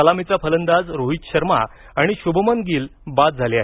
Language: Marathi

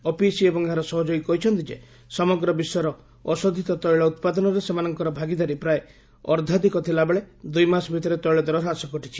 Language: Odia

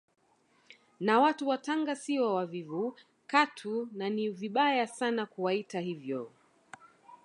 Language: Swahili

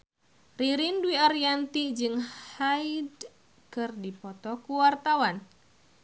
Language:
Sundanese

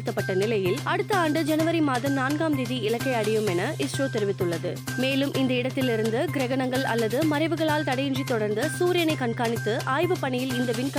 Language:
Tamil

